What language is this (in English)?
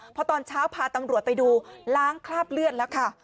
Thai